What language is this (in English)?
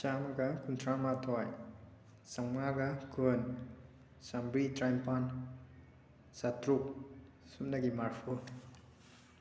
Manipuri